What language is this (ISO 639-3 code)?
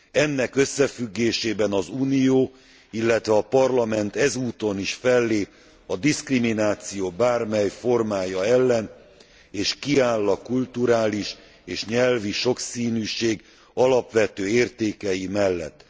hun